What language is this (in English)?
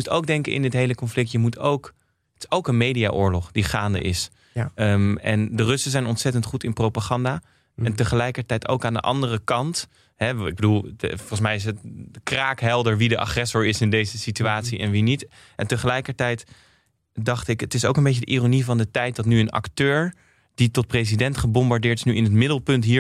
Dutch